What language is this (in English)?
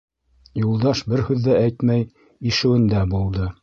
Bashkir